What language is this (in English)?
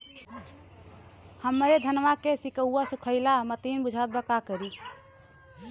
Bhojpuri